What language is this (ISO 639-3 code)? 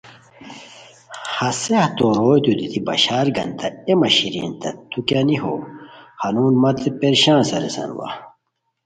khw